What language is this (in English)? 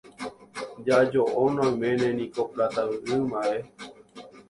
Guarani